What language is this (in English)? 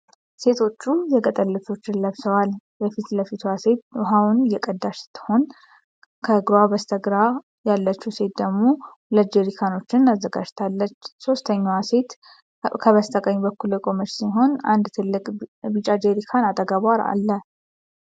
Amharic